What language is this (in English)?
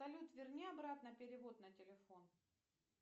Russian